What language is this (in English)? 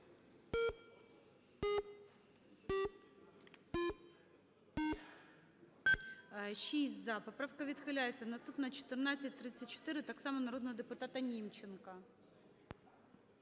Ukrainian